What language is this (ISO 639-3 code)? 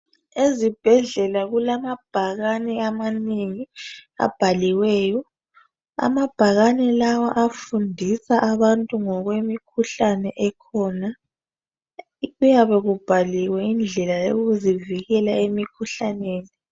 nde